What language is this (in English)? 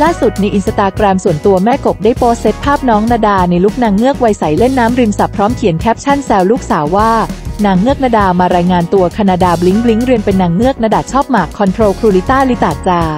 Thai